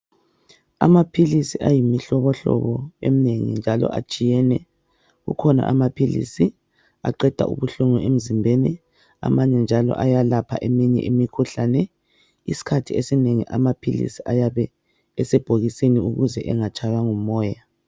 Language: North Ndebele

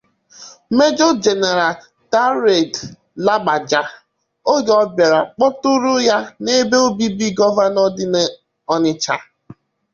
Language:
Igbo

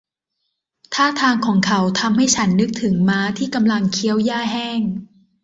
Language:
Thai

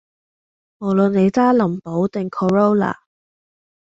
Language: Cantonese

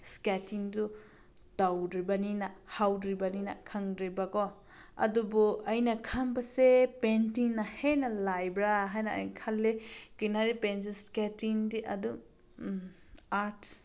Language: Manipuri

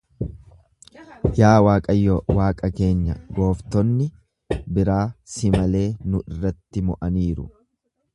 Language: Oromo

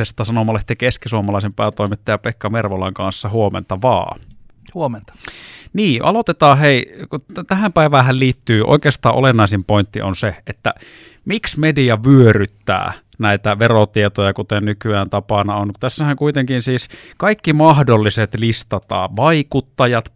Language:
Finnish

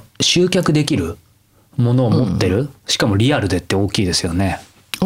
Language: Japanese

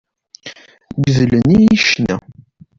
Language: Kabyle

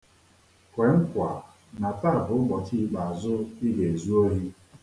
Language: Igbo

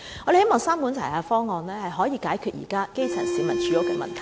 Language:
Cantonese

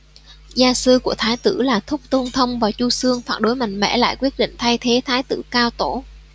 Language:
Vietnamese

